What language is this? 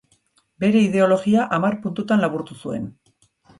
Basque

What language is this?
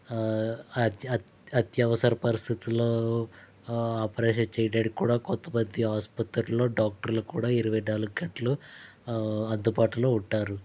Telugu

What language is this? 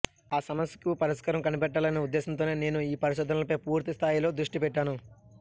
Telugu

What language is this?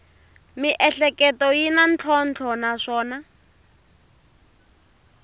Tsonga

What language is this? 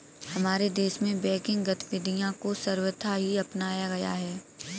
Hindi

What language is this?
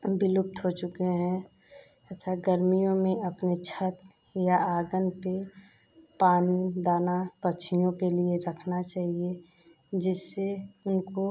Hindi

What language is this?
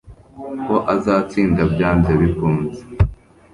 Kinyarwanda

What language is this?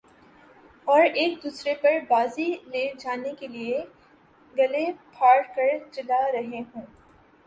Urdu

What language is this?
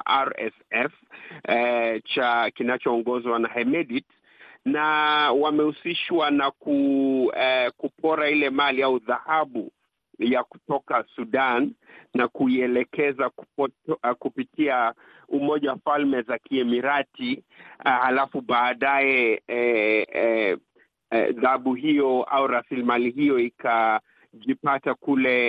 Swahili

